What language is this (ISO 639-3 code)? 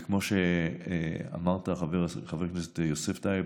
heb